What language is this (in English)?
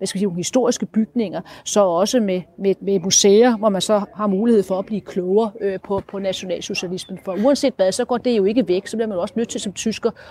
Danish